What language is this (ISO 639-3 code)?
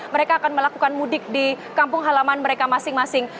ind